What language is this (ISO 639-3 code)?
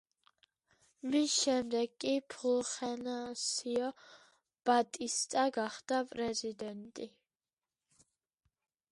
kat